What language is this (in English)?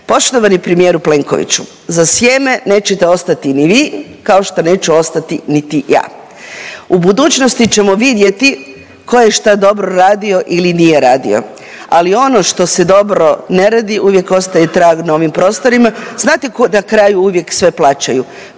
Croatian